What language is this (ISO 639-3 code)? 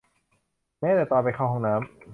tha